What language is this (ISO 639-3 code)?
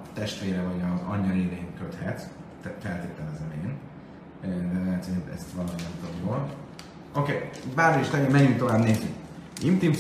hun